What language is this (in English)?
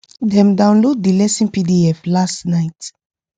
Nigerian Pidgin